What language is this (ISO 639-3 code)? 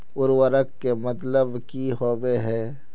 mag